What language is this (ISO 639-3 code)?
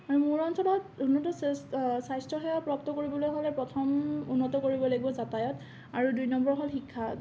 asm